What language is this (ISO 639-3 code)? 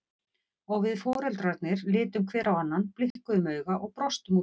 isl